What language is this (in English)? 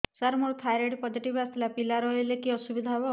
Odia